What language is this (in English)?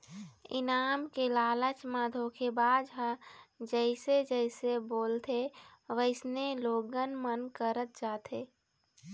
Chhattisgarhi